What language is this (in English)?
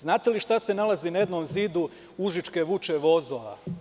Serbian